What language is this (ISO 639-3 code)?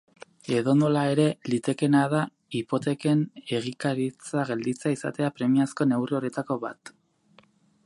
eus